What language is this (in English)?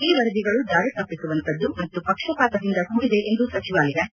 Kannada